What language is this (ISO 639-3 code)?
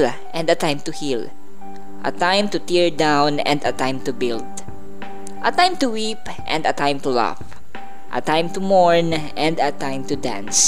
fil